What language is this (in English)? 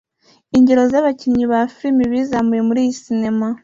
Kinyarwanda